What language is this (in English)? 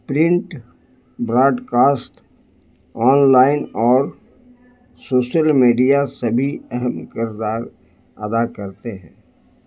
Urdu